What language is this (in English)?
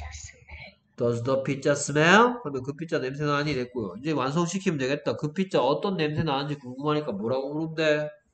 Korean